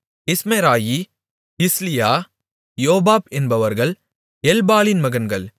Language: Tamil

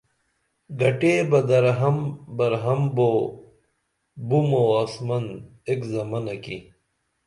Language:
Dameli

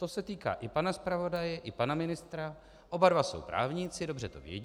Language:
Czech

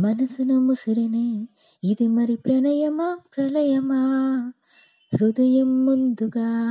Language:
Telugu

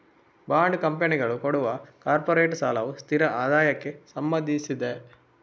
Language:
Kannada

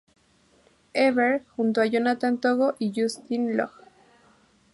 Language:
Spanish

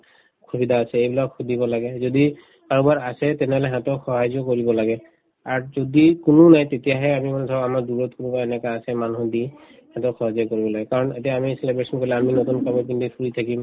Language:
Assamese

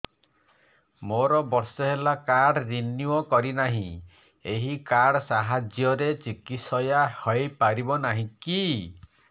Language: Odia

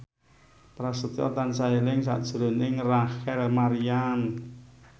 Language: Javanese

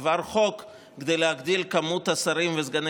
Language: Hebrew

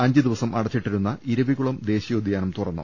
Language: Malayalam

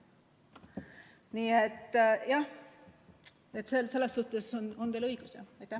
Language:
Estonian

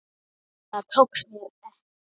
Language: Icelandic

